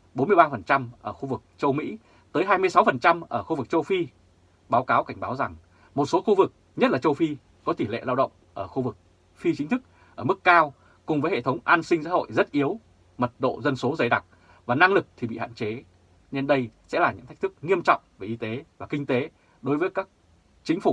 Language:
Vietnamese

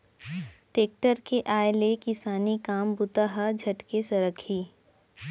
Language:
Chhattisgarhi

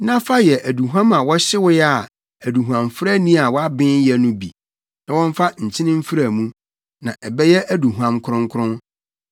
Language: Akan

